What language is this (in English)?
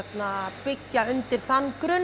Icelandic